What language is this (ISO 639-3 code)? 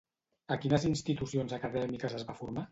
cat